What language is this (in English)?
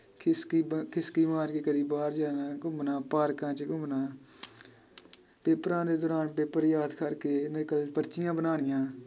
Punjabi